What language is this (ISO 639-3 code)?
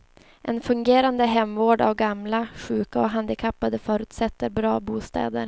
swe